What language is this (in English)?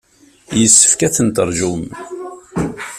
Kabyle